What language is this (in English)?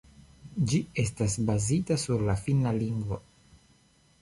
Esperanto